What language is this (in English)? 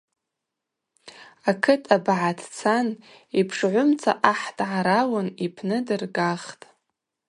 Abaza